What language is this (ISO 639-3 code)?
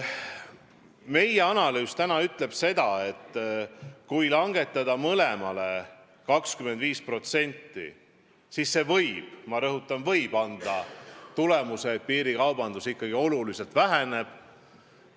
est